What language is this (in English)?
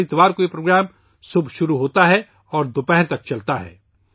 Urdu